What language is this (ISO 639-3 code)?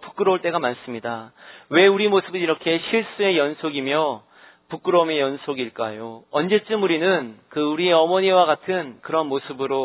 kor